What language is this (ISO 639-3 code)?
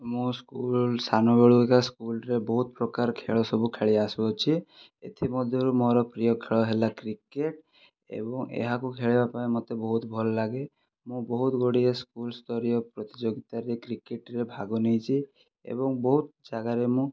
ori